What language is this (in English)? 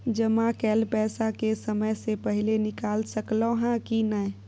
Maithili